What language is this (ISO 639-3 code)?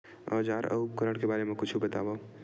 hne